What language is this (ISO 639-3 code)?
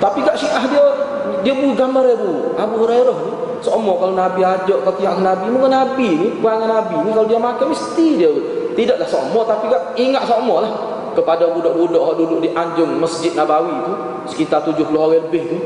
msa